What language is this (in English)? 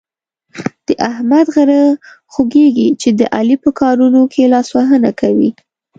Pashto